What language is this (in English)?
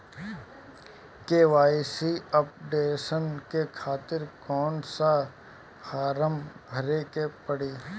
Bhojpuri